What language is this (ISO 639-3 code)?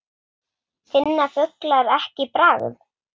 isl